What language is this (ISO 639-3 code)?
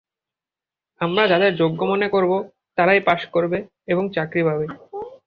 ben